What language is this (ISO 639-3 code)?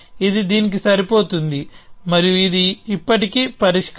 tel